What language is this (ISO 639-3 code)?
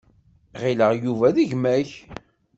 kab